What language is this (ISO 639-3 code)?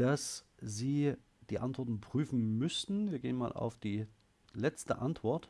deu